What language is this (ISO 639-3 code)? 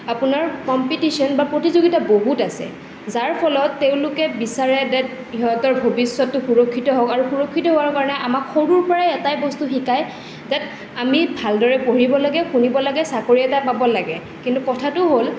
asm